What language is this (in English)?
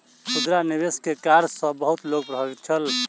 Maithili